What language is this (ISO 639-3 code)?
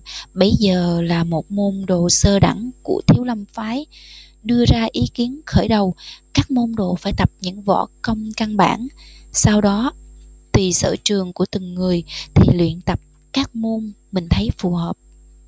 vie